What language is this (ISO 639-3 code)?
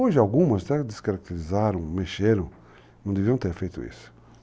por